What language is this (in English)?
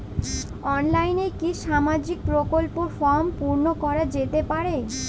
Bangla